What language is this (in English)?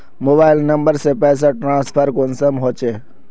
Magahi